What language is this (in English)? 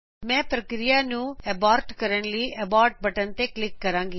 Punjabi